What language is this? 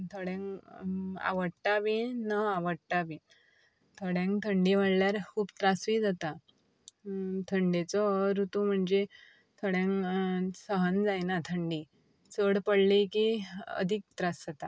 Konkani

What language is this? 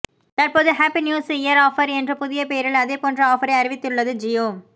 Tamil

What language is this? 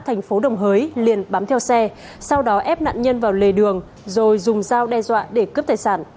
Vietnamese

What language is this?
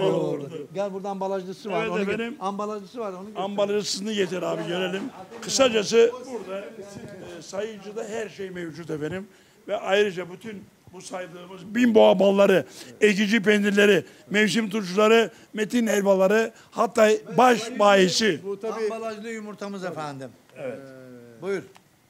Turkish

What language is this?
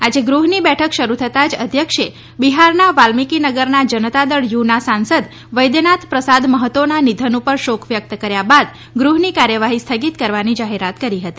Gujarati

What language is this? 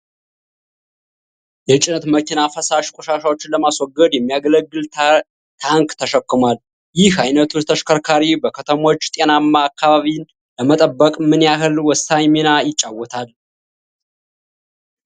Amharic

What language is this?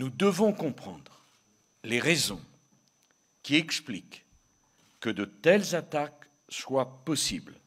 French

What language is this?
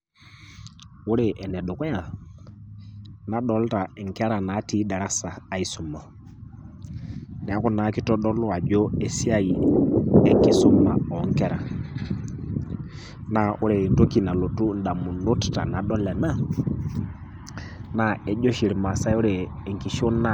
Masai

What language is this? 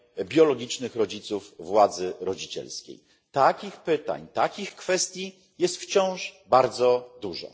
Polish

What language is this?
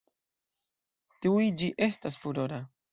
Esperanto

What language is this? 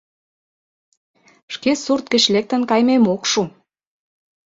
Mari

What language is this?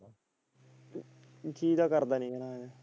Punjabi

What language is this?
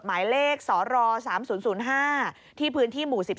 Thai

